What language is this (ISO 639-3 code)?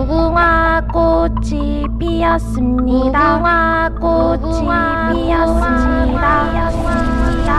kor